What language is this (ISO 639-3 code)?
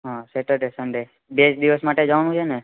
guj